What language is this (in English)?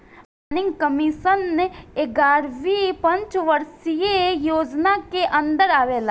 Bhojpuri